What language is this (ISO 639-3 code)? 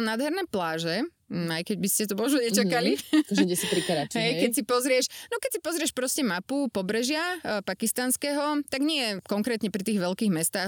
slk